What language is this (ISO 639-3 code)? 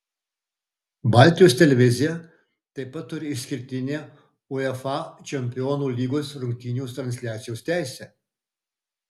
lit